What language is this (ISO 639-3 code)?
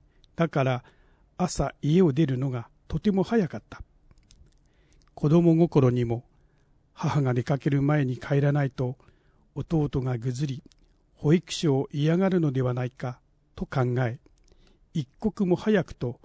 jpn